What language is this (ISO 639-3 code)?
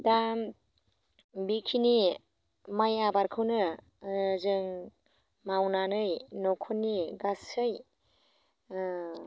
brx